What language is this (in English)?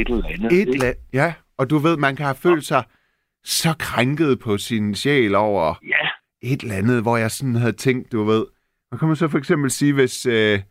Danish